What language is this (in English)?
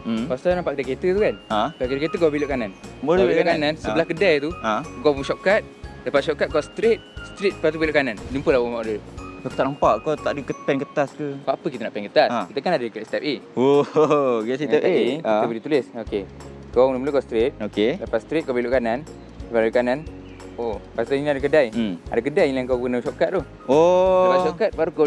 Malay